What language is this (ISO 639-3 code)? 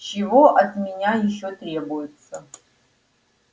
rus